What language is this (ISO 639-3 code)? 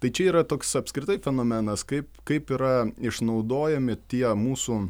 lit